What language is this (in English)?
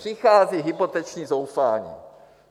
Czech